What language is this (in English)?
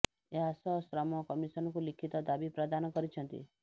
Odia